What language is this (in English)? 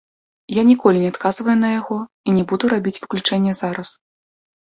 Belarusian